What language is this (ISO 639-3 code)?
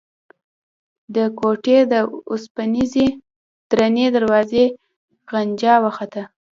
pus